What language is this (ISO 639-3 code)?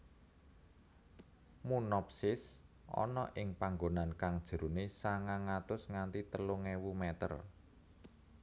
jav